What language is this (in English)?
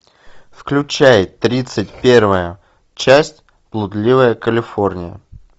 Russian